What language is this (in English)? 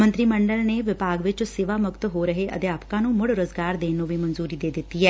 Punjabi